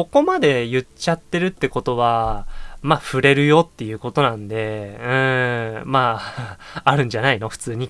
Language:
Japanese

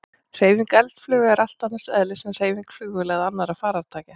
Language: Icelandic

